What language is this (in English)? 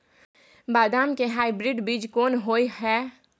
Maithili